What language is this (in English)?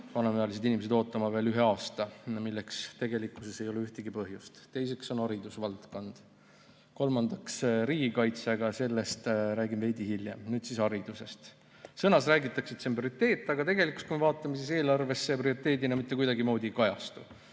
Estonian